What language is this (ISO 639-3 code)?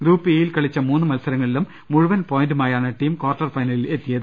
mal